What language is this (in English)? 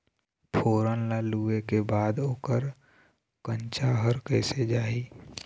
Chhattisgarhi